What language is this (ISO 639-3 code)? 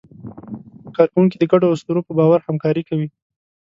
pus